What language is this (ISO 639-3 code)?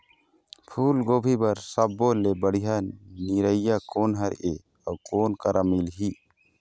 hne